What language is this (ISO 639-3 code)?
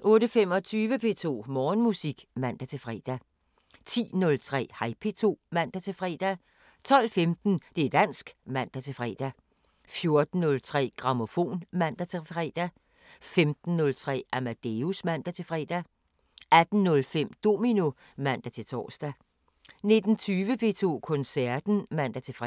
dan